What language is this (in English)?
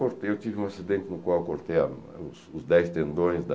Portuguese